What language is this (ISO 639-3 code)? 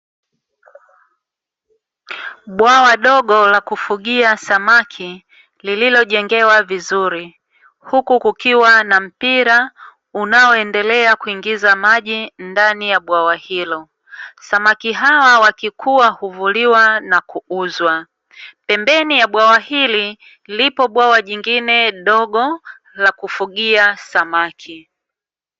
swa